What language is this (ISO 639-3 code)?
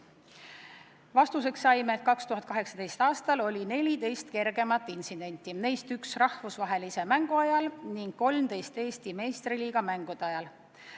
est